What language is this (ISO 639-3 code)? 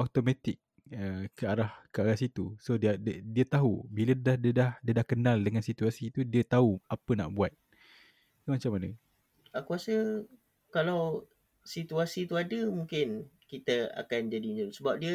msa